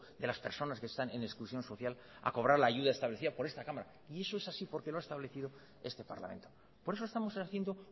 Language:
Spanish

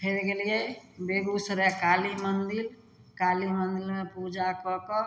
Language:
Maithili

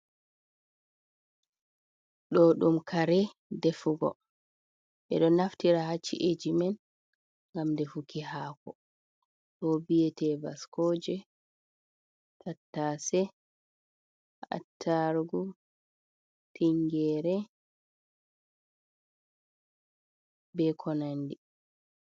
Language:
Fula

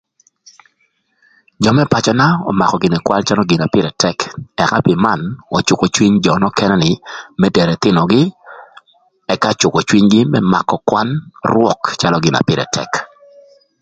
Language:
Thur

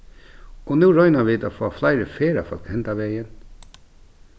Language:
Faroese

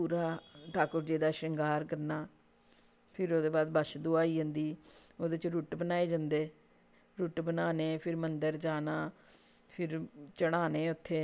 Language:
Dogri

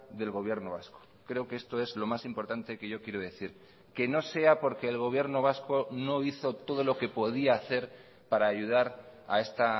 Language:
Spanish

